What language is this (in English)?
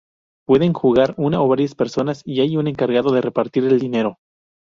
Spanish